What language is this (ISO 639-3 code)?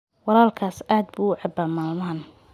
som